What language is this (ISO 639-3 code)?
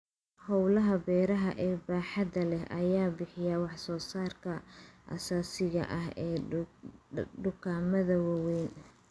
som